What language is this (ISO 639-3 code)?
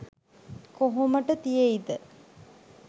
sin